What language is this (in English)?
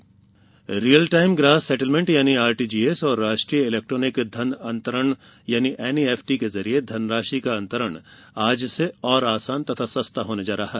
Hindi